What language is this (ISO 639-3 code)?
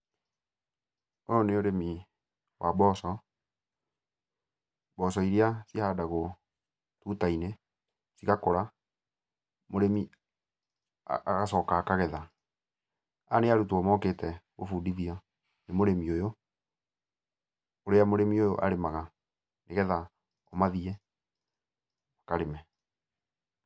kik